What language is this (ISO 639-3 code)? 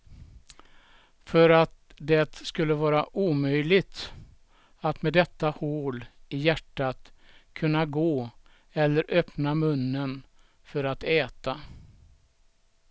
swe